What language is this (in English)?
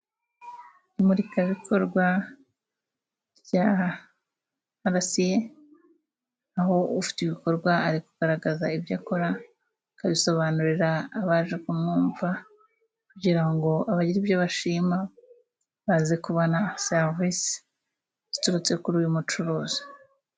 Kinyarwanda